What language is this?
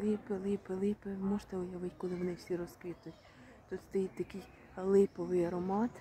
Ukrainian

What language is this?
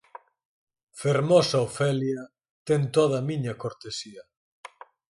Galician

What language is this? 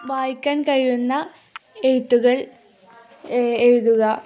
Malayalam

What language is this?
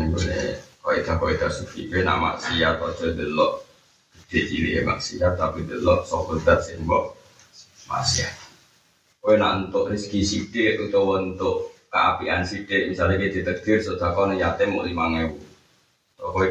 Indonesian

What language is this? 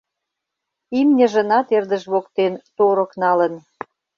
Mari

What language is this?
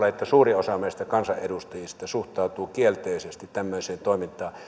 Finnish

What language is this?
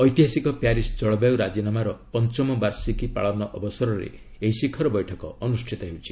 Odia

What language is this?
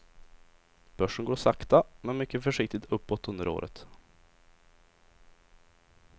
Swedish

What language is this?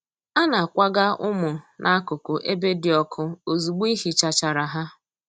Igbo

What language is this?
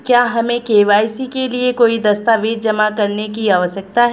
Hindi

